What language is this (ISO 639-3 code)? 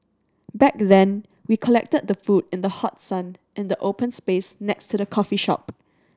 eng